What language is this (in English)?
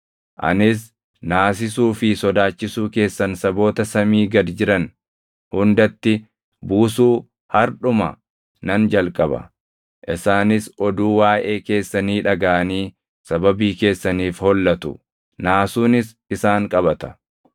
Oromo